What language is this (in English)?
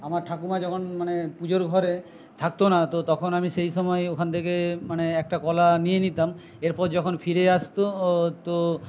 Bangla